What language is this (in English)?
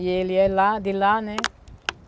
Portuguese